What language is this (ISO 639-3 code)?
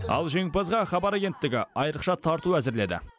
kaz